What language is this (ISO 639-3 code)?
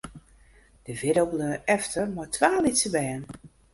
fry